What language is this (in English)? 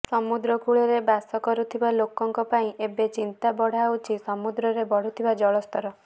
Odia